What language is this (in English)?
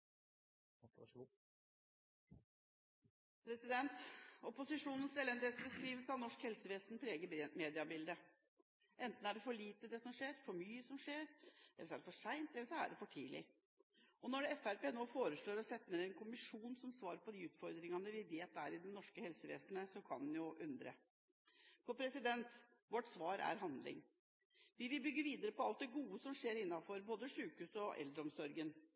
Norwegian Bokmål